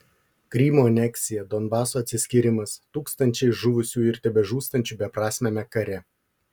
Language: Lithuanian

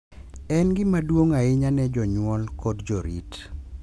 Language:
Luo (Kenya and Tanzania)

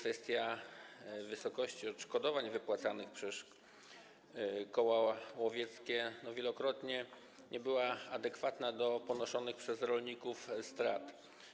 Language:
Polish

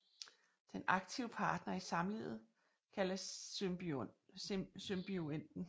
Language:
Danish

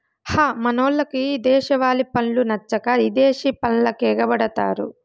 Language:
Telugu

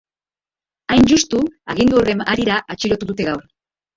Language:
Basque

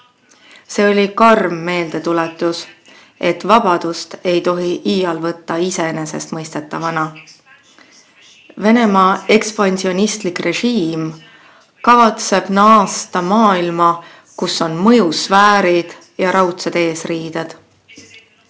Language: Estonian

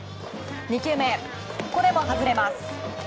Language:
Japanese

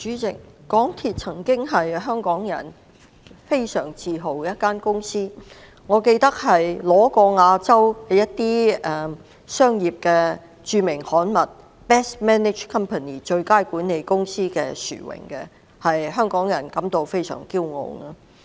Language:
Cantonese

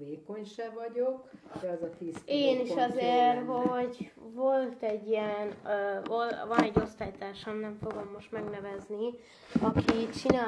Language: Hungarian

